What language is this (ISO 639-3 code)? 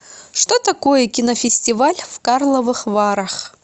rus